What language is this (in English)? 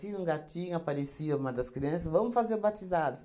Portuguese